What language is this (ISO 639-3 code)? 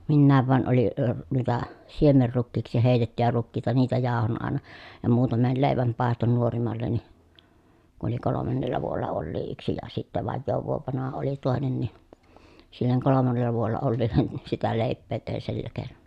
fin